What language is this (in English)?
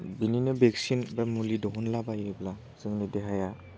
Bodo